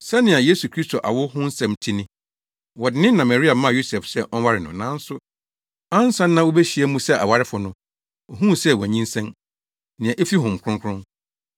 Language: Akan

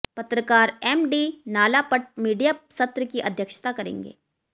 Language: Hindi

